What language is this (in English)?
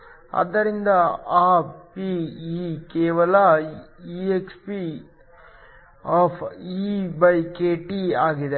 Kannada